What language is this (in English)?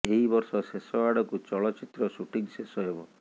Odia